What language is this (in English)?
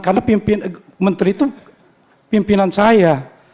Indonesian